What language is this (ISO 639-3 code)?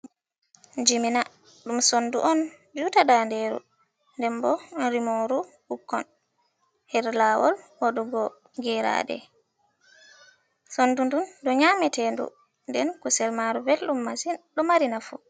ful